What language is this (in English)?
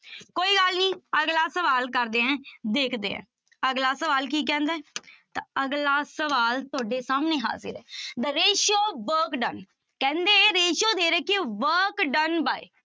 Punjabi